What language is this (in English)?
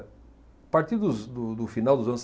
Portuguese